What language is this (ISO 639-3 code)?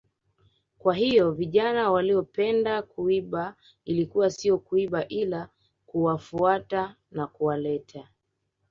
swa